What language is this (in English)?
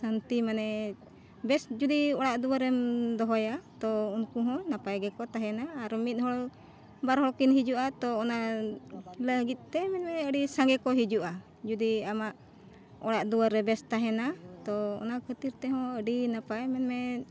Santali